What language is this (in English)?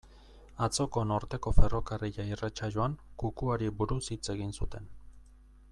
Basque